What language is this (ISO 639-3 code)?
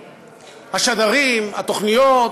heb